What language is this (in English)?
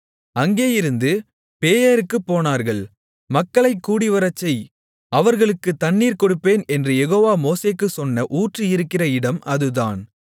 Tamil